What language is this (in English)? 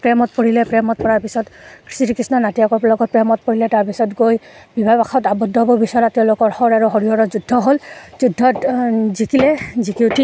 Assamese